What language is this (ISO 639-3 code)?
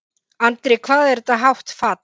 isl